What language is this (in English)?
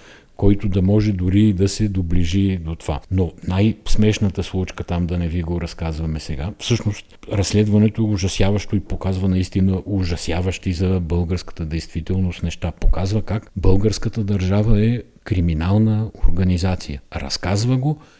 Bulgarian